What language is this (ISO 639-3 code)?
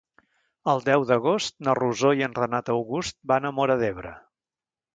cat